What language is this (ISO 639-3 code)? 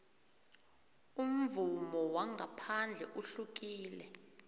nbl